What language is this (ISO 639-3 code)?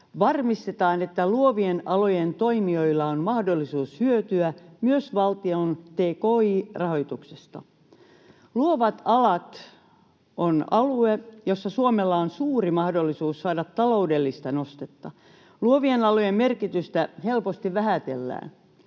fin